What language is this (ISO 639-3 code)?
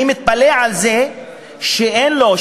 heb